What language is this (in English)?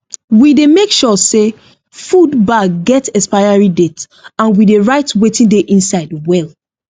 Nigerian Pidgin